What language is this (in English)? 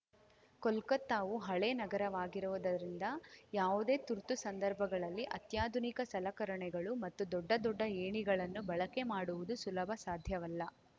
Kannada